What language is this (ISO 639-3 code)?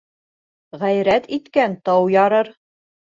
bak